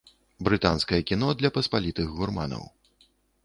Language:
Belarusian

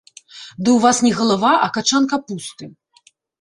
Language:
Belarusian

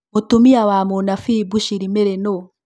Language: Kikuyu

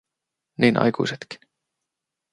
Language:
Finnish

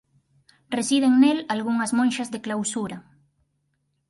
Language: Galician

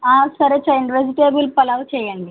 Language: Telugu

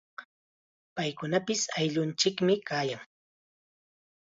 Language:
Chiquián Ancash Quechua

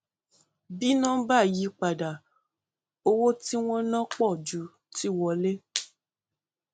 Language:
Yoruba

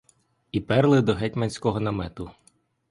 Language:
Ukrainian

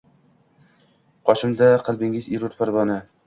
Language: Uzbek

